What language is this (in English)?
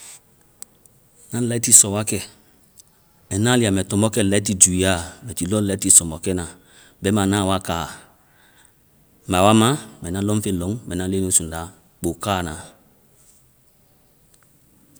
Vai